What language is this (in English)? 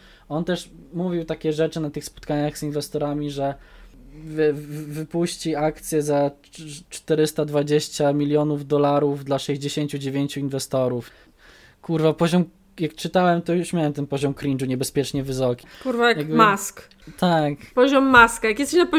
Polish